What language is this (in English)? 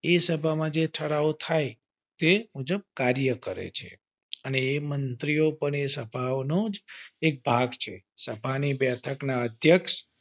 Gujarati